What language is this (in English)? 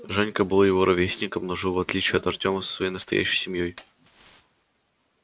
Russian